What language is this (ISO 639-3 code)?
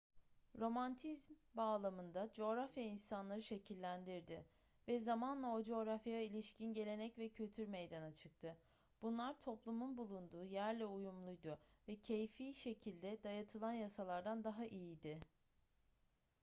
tur